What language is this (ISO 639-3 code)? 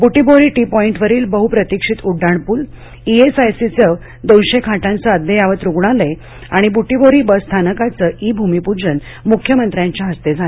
mar